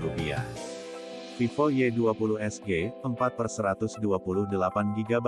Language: Indonesian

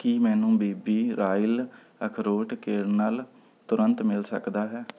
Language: Punjabi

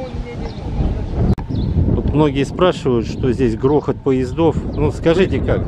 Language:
Russian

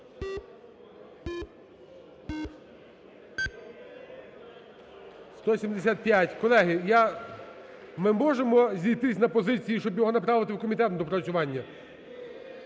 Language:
Ukrainian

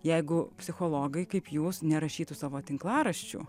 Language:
Lithuanian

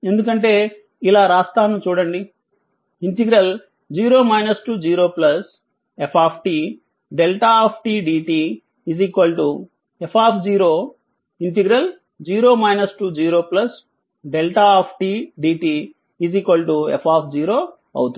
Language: Telugu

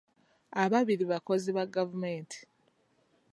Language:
Ganda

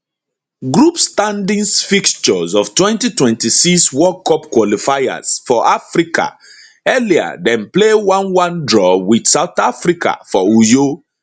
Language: Nigerian Pidgin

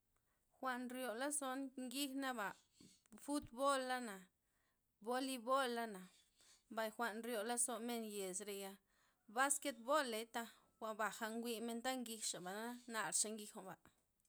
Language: Loxicha Zapotec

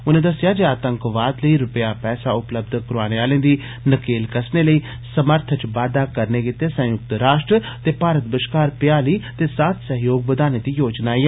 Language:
Dogri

